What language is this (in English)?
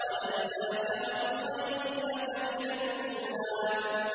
Arabic